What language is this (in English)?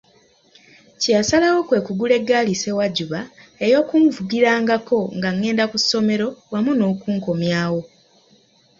Ganda